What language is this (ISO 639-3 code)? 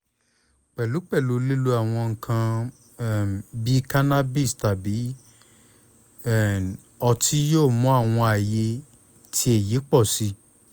yor